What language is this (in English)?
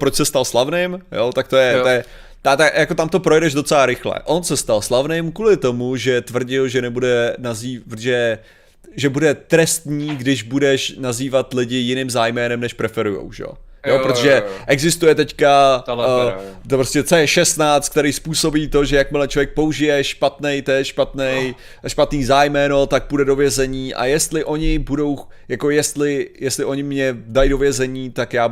Czech